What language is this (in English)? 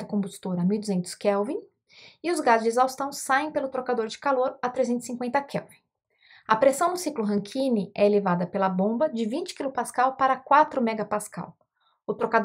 Portuguese